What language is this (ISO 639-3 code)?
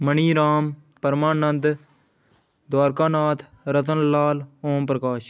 doi